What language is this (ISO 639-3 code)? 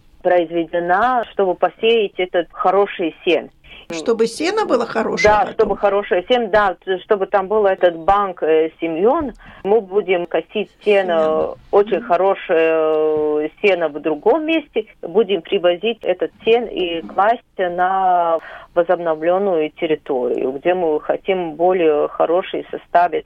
rus